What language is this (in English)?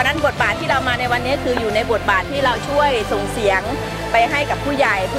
Thai